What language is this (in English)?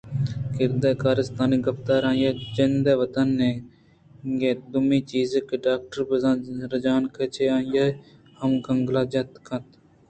Eastern Balochi